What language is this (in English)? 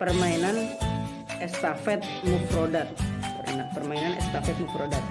Indonesian